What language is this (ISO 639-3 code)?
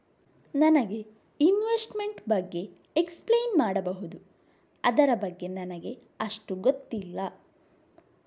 kan